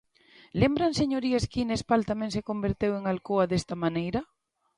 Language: Galician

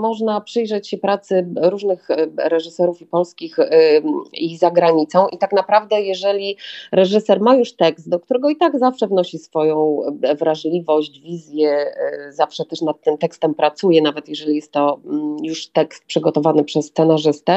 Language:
Polish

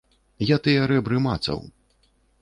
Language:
Belarusian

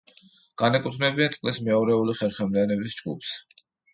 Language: Georgian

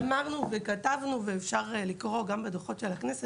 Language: Hebrew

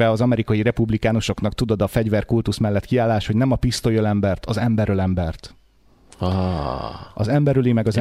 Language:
Hungarian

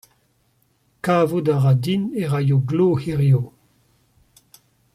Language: Breton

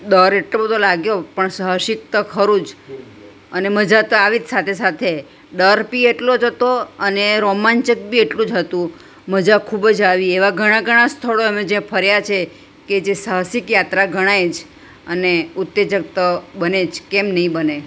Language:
Gujarati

